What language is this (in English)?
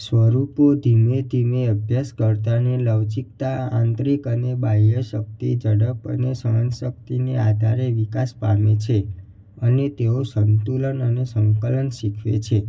Gujarati